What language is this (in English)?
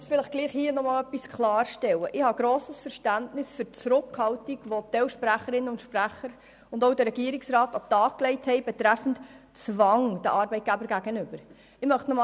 Swiss German